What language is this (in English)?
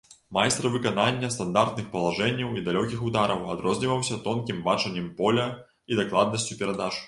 Belarusian